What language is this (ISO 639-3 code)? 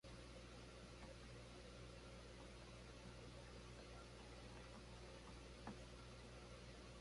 qwa